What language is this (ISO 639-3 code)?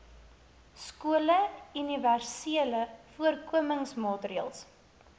afr